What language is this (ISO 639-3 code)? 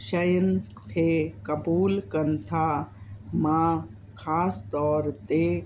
snd